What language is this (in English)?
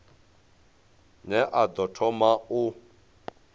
Venda